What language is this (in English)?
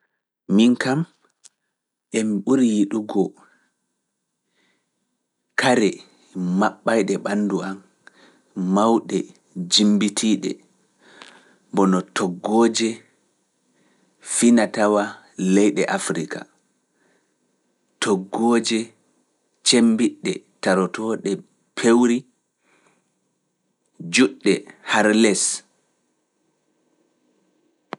Fula